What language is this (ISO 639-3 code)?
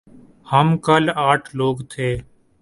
urd